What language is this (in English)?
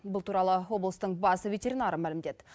Kazakh